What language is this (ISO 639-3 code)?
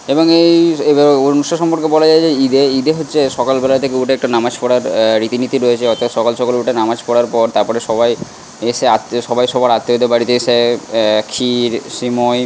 ben